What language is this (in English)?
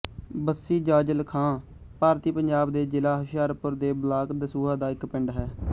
Punjabi